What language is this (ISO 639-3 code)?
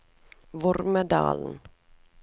nor